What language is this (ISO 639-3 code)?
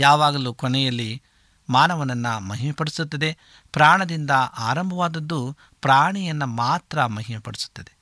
kan